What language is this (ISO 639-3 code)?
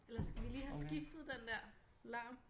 dan